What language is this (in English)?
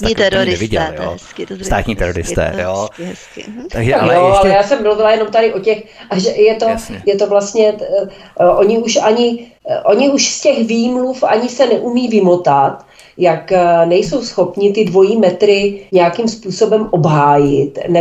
Czech